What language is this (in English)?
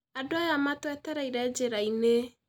Kikuyu